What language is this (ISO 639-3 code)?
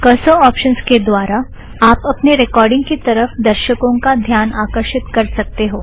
hin